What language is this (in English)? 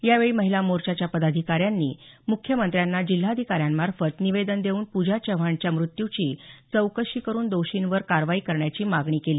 Marathi